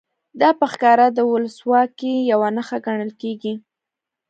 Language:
Pashto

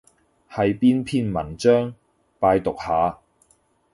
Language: Cantonese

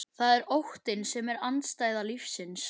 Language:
Icelandic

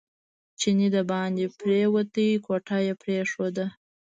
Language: Pashto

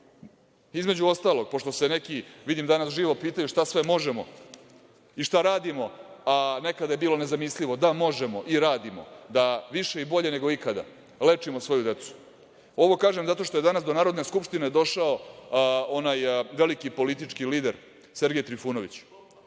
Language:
Serbian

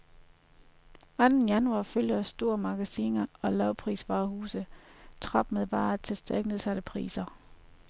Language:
Danish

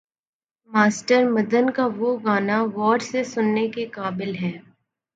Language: Urdu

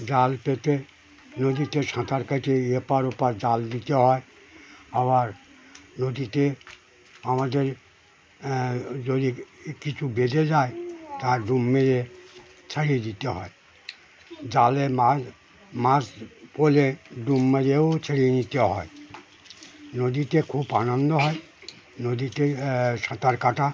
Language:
Bangla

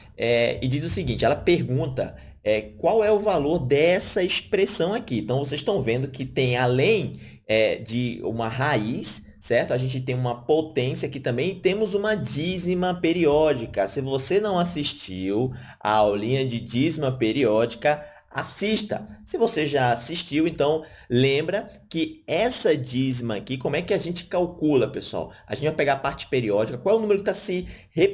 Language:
Portuguese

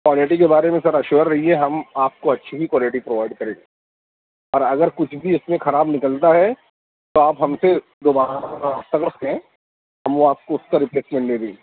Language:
Urdu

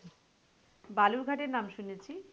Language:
Bangla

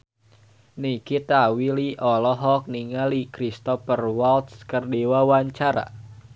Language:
Sundanese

